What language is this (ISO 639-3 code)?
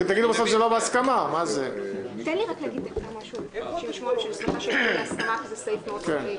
heb